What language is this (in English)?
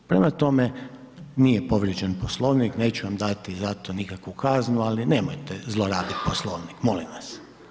Croatian